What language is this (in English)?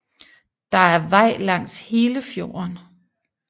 Danish